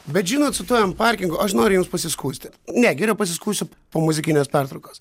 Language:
Lithuanian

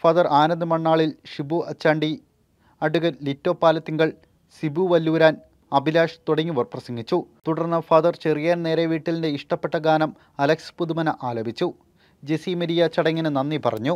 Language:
Malayalam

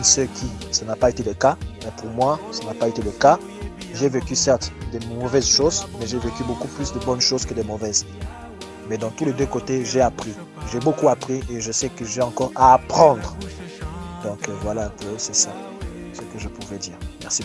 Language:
French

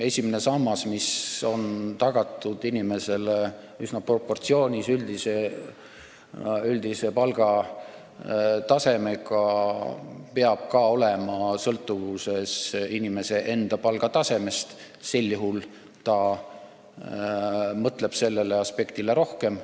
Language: Estonian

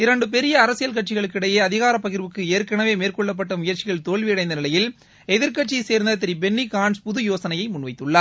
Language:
Tamil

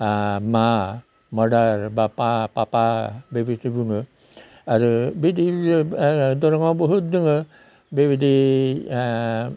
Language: Bodo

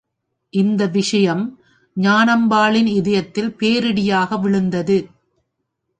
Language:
Tamil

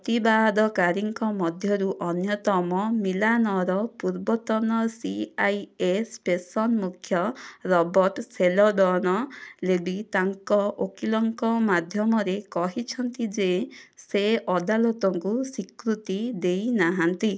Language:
Odia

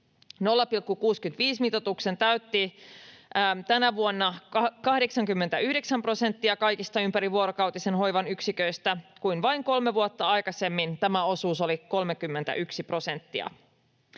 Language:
Finnish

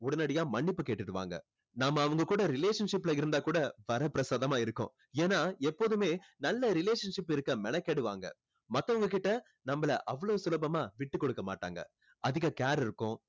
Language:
Tamil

